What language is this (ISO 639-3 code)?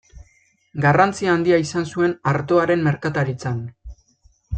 eus